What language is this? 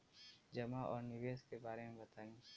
Bhojpuri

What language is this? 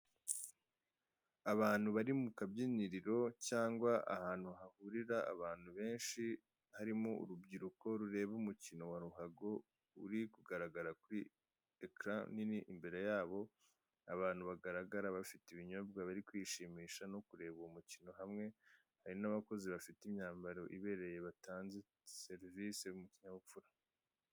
Kinyarwanda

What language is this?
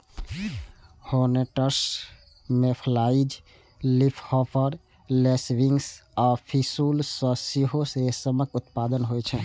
Maithili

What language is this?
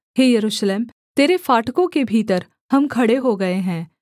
Hindi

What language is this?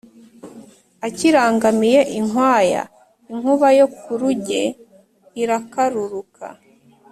Kinyarwanda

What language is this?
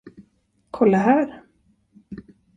Swedish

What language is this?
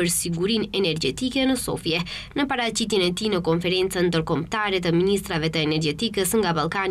Romanian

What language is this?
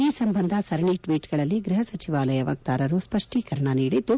Kannada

